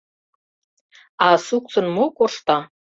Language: Mari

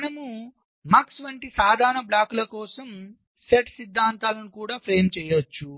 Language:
Telugu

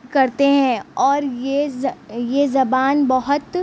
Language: Urdu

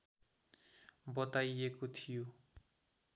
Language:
Nepali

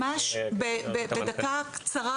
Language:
Hebrew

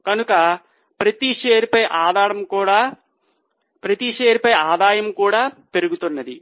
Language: Telugu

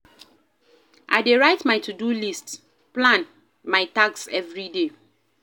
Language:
Nigerian Pidgin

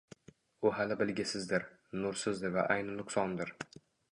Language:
Uzbek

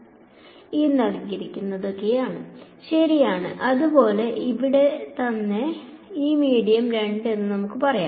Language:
Malayalam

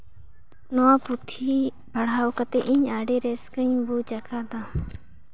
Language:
Santali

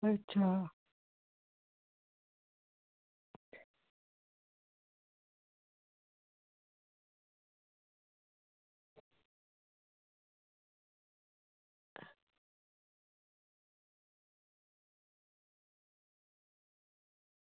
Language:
Dogri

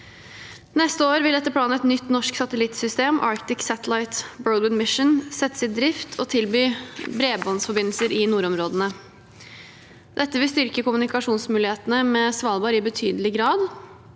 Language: Norwegian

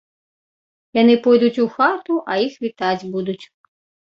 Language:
Belarusian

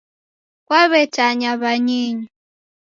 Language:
Taita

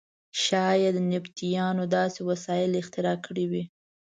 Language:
Pashto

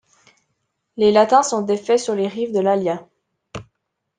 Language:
French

